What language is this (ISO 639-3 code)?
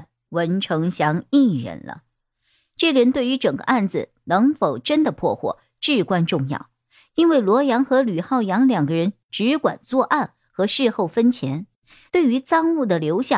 zho